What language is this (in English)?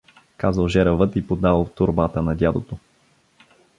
Bulgarian